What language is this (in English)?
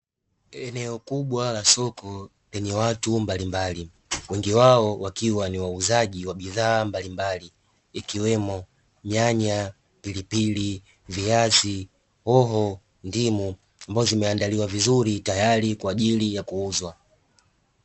Swahili